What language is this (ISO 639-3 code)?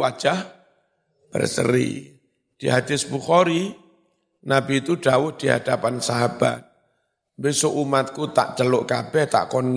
ind